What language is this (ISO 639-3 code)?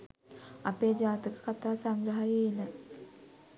sin